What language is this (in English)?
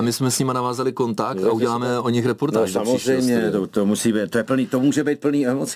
Czech